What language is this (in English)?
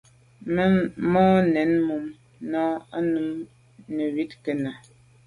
Medumba